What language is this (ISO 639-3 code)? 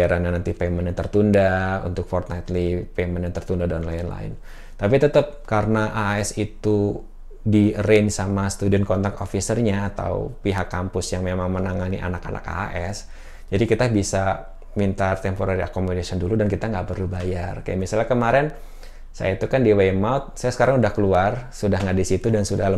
ind